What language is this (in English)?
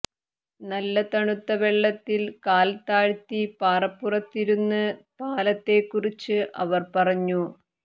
Malayalam